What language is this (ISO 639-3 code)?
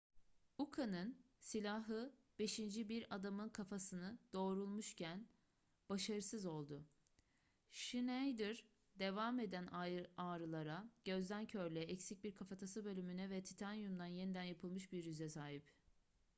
tur